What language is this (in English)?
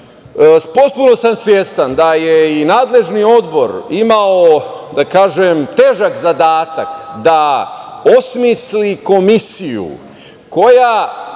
Serbian